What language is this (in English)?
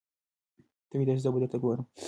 Pashto